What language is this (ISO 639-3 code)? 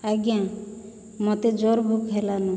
ori